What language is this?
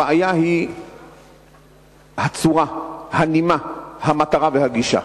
Hebrew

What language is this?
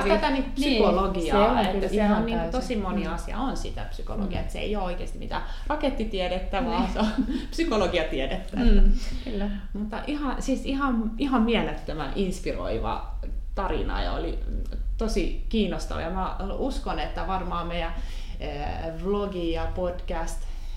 Finnish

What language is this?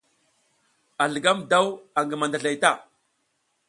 South Giziga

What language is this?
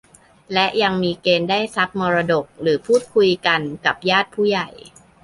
Thai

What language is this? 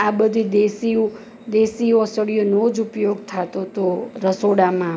Gujarati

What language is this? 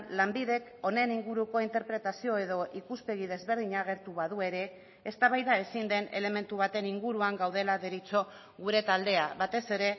Basque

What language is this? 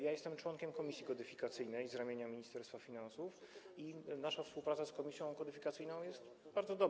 Polish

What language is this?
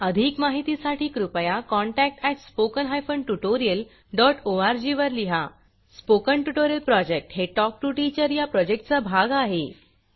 Marathi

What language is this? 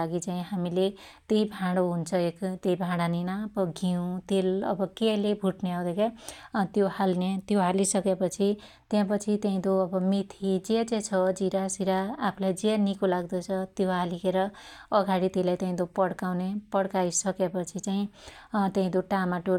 Dotyali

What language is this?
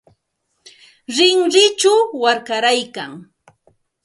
Santa Ana de Tusi Pasco Quechua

